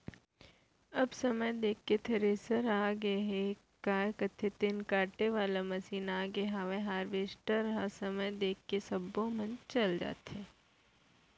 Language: Chhattisgarhi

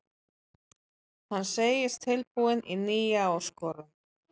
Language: Icelandic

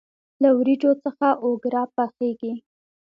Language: Pashto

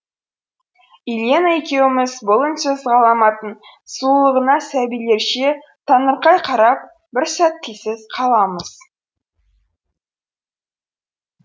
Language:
Kazakh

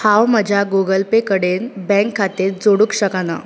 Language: Konkani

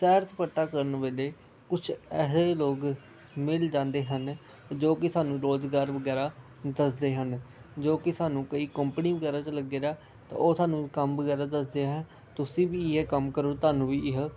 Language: Punjabi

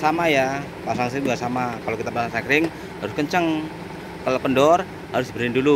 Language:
Indonesian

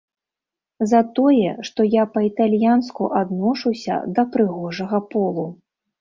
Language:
Belarusian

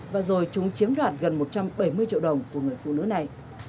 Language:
Vietnamese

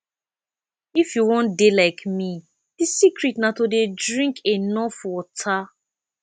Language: Nigerian Pidgin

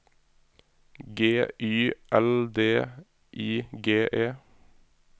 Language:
Norwegian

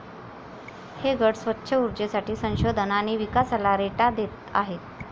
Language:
Marathi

